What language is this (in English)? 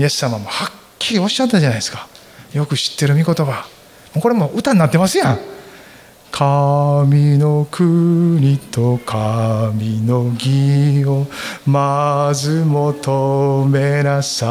Japanese